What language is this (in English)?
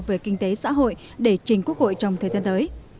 Vietnamese